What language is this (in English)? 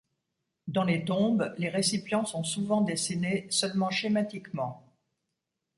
French